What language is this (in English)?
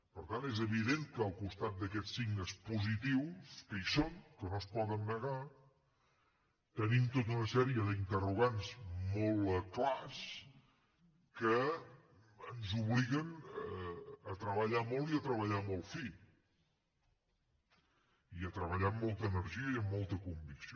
Catalan